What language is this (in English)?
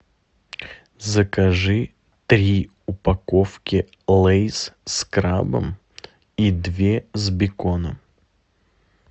Russian